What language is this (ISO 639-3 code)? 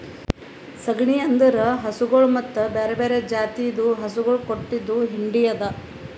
kan